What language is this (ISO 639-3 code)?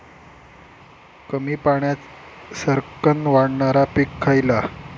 mar